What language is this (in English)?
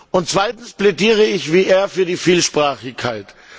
German